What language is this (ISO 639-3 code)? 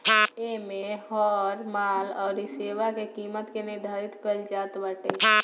bho